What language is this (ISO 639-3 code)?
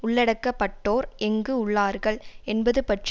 tam